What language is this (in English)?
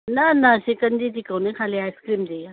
Sindhi